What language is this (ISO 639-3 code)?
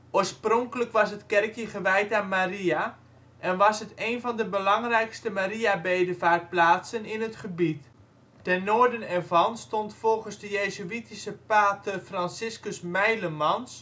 nld